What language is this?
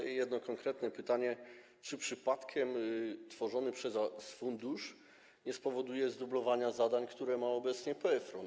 Polish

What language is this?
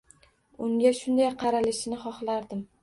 Uzbek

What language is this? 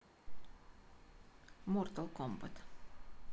Russian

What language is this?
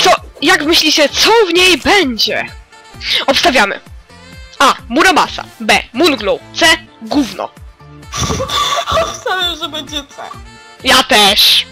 Polish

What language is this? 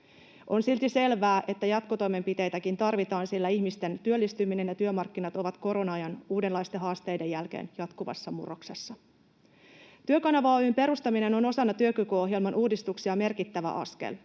Finnish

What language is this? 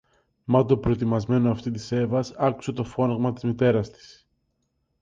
Greek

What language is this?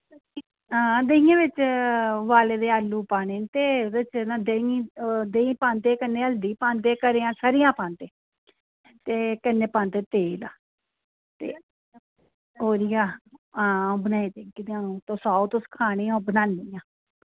Dogri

